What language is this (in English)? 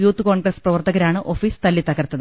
Malayalam